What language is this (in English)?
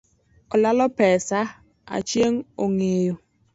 Luo (Kenya and Tanzania)